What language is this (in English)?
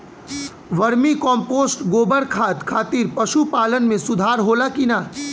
Bhojpuri